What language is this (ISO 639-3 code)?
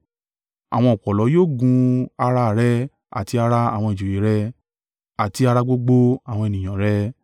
yor